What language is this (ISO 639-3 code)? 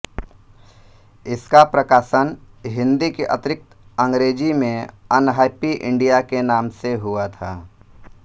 hin